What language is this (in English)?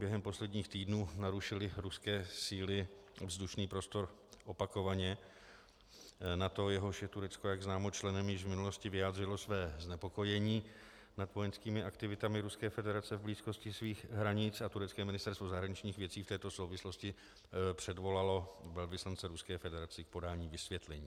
Czech